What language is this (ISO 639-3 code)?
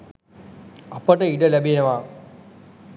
sin